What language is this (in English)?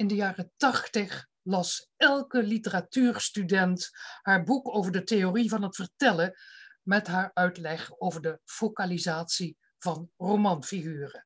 Dutch